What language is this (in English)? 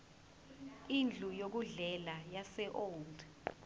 Zulu